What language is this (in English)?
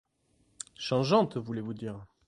French